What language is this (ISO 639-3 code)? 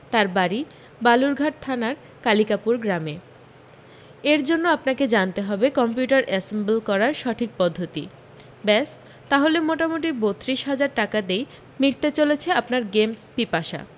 ben